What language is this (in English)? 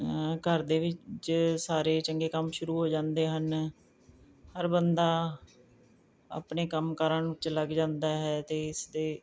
Punjabi